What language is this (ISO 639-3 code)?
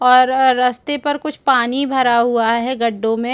hin